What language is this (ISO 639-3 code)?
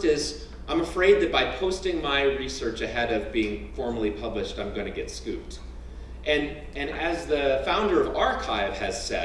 eng